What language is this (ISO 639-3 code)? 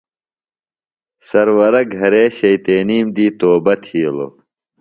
phl